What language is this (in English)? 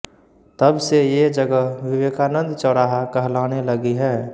Hindi